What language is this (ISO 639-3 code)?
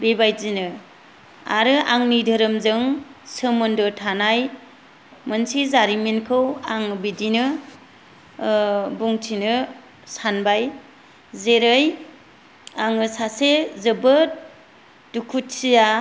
brx